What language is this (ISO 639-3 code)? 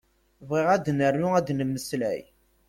kab